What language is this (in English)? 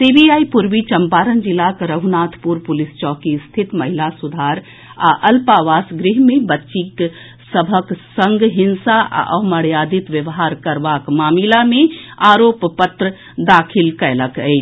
Maithili